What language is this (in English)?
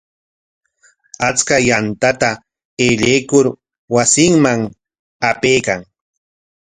Corongo Ancash Quechua